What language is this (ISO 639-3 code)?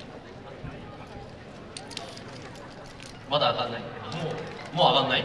jpn